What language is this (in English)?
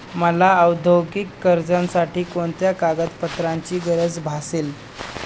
Marathi